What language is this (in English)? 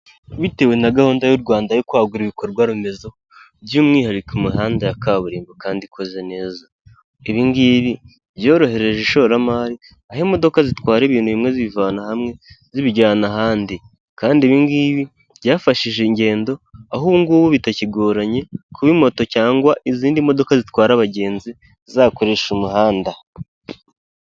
Kinyarwanda